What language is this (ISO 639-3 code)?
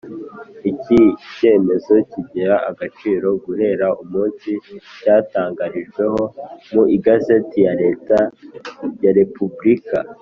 kin